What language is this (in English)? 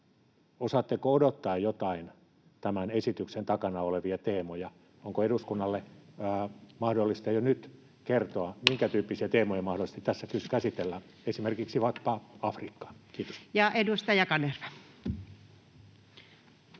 Finnish